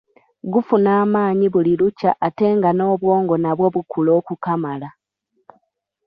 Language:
Ganda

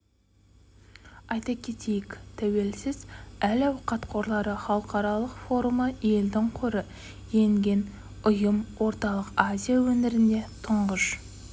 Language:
Kazakh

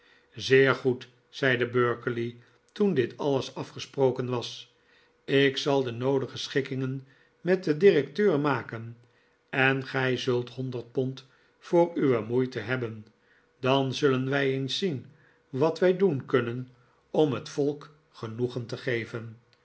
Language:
Dutch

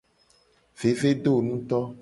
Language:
Gen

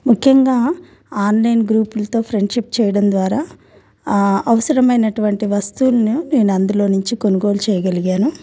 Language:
Telugu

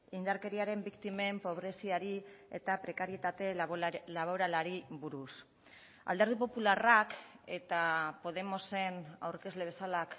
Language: Basque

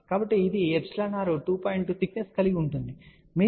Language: Telugu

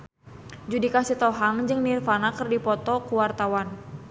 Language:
Sundanese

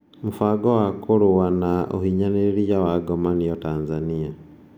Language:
Kikuyu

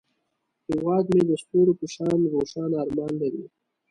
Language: Pashto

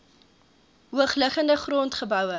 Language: Afrikaans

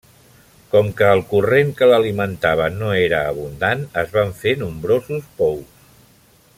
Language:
Catalan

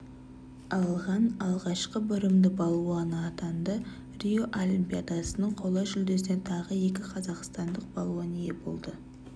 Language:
Kazakh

